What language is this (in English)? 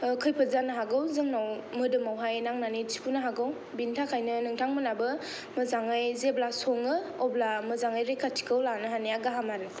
Bodo